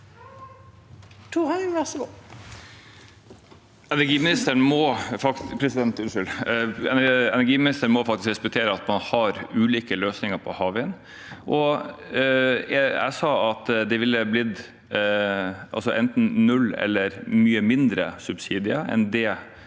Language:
Norwegian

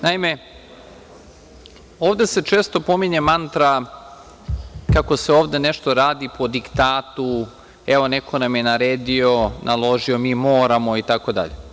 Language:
Serbian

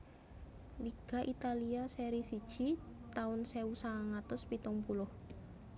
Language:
Javanese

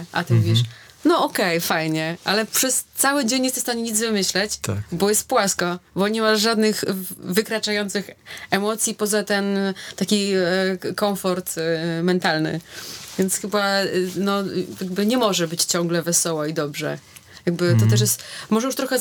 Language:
Polish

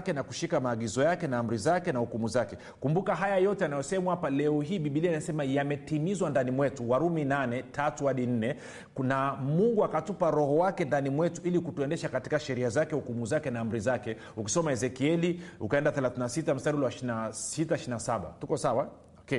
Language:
Swahili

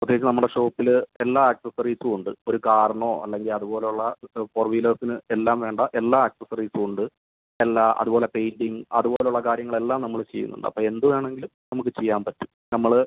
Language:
Malayalam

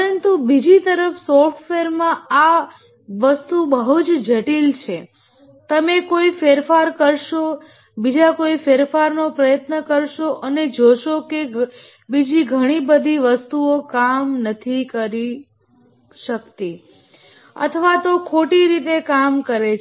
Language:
Gujarati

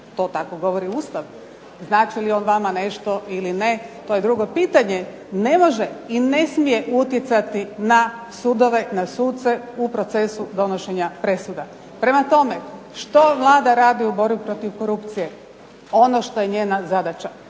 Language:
Croatian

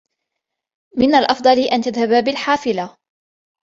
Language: Arabic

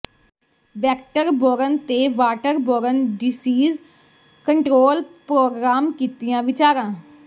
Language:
Punjabi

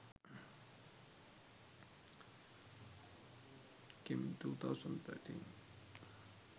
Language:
Sinhala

